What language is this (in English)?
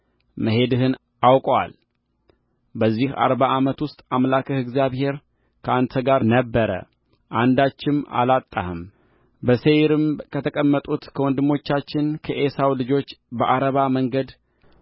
Amharic